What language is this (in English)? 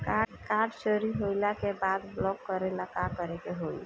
Bhojpuri